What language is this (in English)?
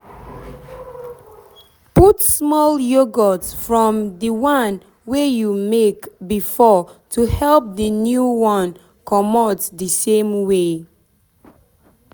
Nigerian Pidgin